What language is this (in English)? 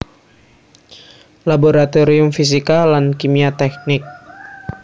Javanese